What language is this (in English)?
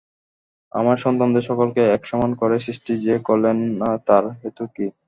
Bangla